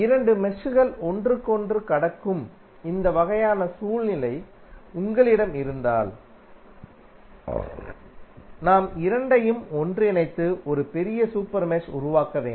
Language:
Tamil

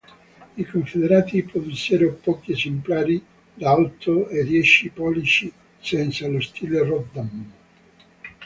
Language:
Italian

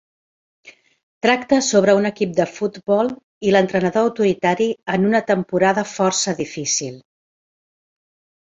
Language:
Catalan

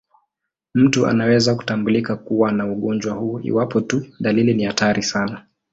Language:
Swahili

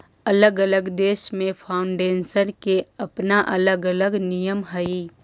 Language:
Magahi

